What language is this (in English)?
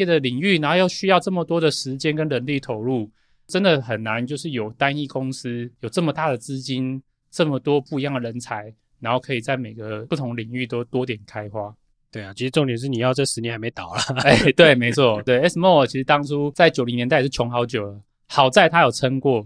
Chinese